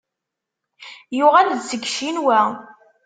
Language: Kabyle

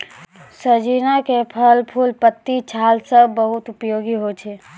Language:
Maithili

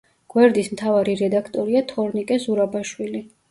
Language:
Georgian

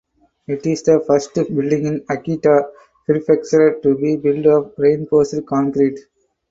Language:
English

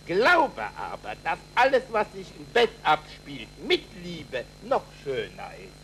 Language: German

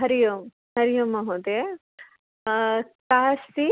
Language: Sanskrit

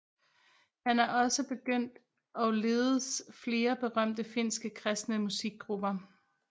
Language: Danish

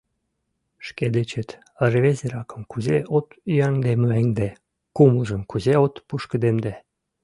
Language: Mari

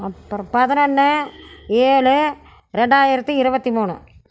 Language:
Tamil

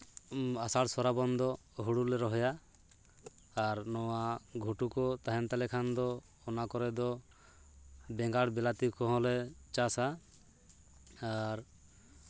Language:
Santali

